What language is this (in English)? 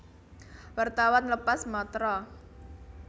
Javanese